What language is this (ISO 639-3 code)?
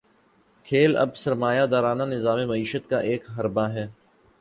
urd